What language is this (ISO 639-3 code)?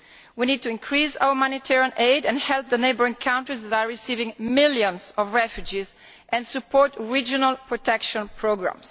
eng